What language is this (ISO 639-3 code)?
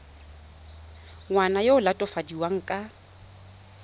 tsn